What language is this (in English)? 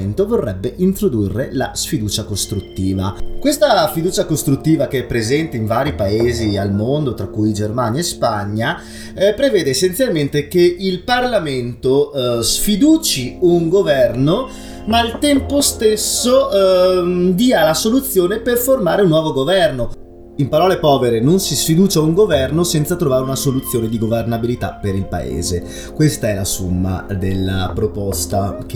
Italian